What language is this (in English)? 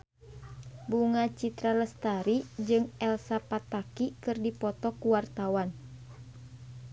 Sundanese